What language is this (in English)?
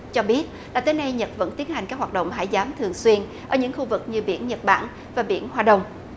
Vietnamese